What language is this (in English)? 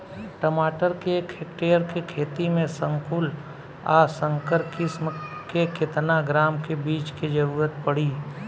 Bhojpuri